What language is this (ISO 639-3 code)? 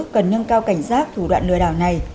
vie